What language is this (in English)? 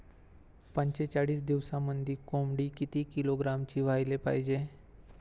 Marathi